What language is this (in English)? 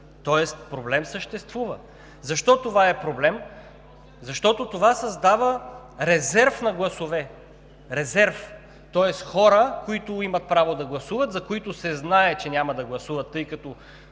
Bulgarian